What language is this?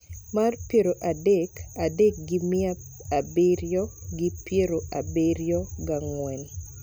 Luo (Kenya and Tanzania)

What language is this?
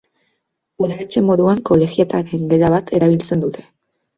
Basque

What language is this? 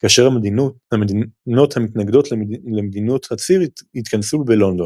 Hebrew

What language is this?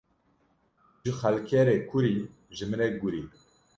Kurdish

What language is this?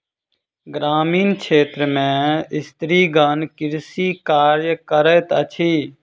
Maithili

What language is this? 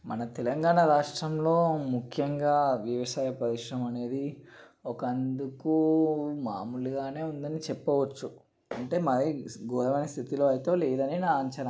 Telugu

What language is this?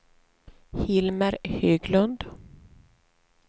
Swedish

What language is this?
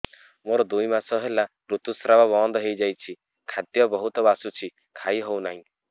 Odia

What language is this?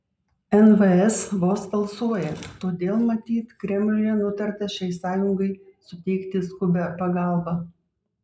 Lithuanian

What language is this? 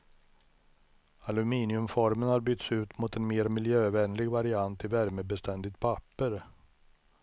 Swedish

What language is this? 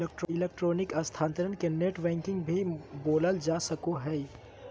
Magahi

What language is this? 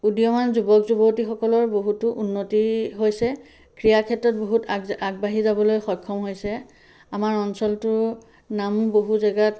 Assamese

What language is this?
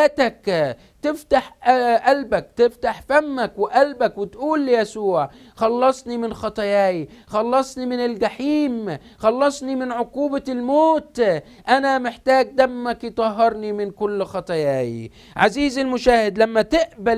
Arabic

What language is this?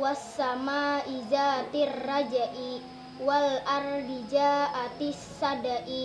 Indonesian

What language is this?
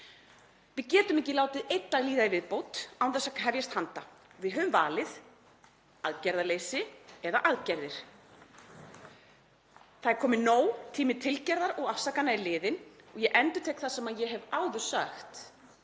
Icelandic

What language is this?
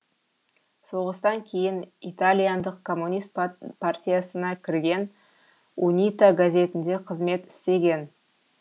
Kazakh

